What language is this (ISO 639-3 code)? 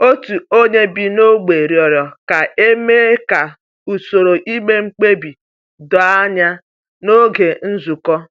ibo